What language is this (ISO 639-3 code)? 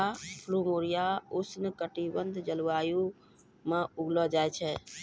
mai